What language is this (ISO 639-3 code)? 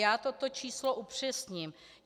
ces